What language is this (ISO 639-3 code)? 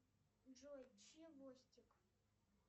rus